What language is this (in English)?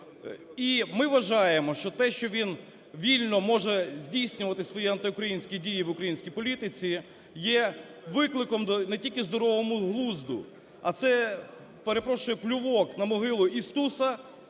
Ukrainian